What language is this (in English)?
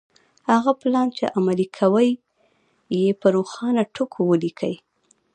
Pashto